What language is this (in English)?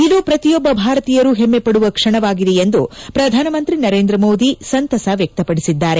Kannada